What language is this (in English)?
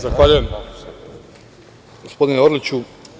Serbian